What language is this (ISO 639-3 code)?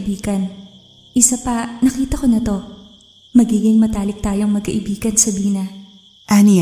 fil